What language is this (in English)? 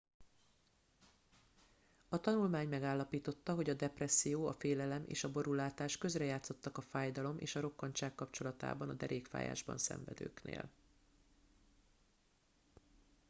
Hungarian